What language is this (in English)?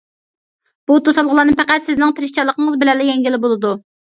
Uyghur